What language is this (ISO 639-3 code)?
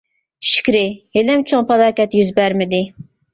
uig